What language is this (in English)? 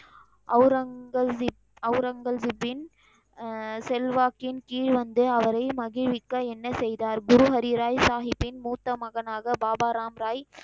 Tamil